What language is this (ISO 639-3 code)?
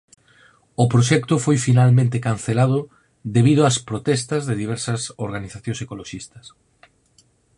glg